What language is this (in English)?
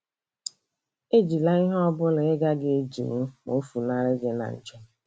Igbo